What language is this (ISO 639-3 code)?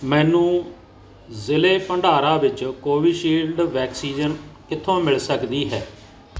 pan